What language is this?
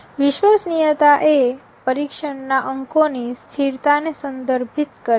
Gujarati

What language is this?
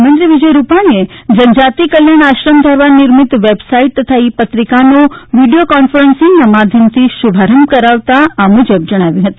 Gujarati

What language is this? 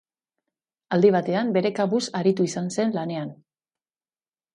Basque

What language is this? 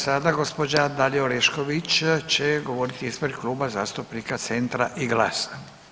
Croatian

